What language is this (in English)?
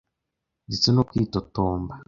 Kinyarwanda